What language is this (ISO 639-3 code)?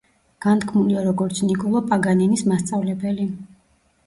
kat